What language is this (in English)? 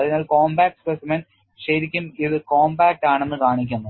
Malayalam